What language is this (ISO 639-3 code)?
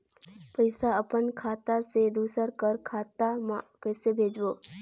hne